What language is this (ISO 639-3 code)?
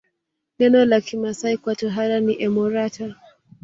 swa